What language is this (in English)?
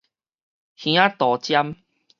Min Nan Chinese